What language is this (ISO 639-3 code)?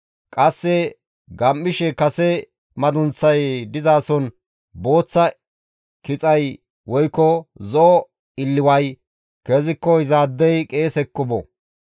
gmv